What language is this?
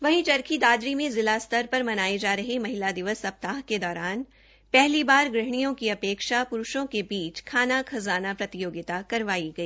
Hindi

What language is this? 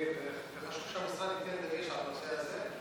Hebrew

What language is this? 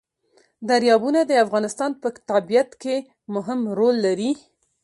Pashto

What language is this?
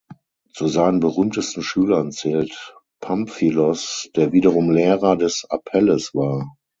German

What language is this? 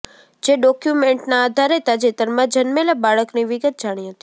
Gujarati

